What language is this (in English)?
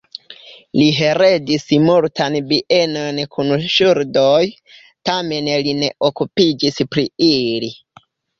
Esperanto